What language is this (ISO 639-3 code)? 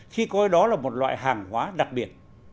vie